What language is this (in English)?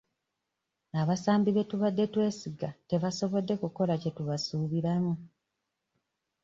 Ganda